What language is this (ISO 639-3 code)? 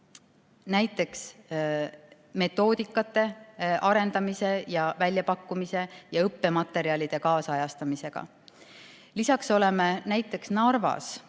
est